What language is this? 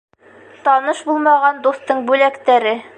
Bashkir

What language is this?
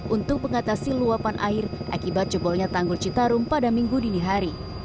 Indonesian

